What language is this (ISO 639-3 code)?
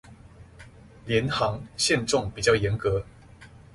zho